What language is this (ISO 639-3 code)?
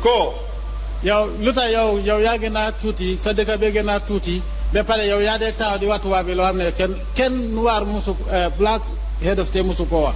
ind